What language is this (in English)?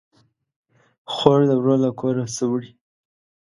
Pashto